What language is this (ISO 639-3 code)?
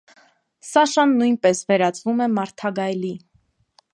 hye